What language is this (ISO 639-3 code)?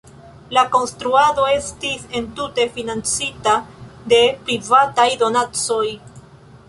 epo